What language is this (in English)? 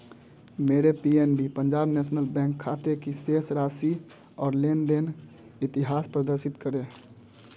Hindi